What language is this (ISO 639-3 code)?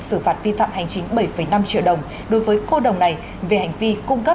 vie